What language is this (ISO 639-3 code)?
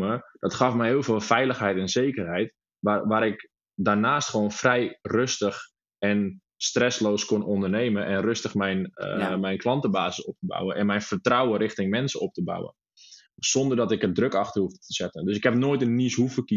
nld